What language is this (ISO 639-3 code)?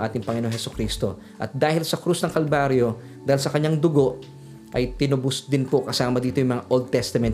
fil